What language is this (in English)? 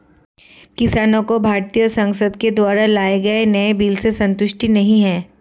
Hindi